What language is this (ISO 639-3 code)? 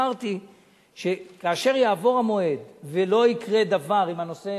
heb